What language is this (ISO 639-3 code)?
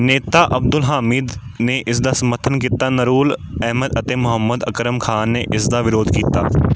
pan